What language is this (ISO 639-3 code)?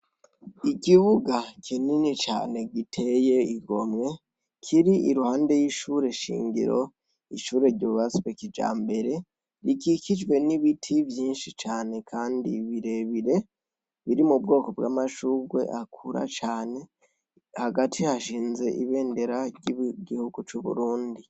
run